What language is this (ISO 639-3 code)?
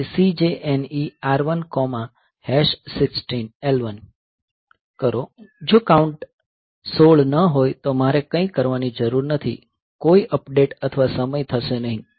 guj